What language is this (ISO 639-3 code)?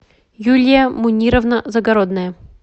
rus